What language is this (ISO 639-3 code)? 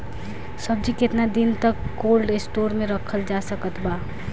bho